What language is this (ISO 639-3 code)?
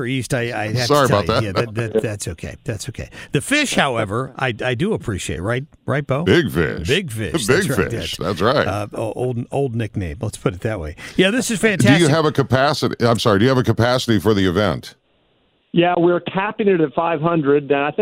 eng